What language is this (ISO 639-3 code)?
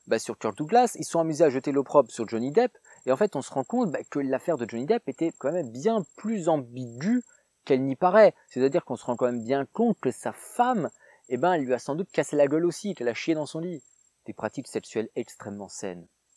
fra